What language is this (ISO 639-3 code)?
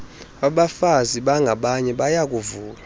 xho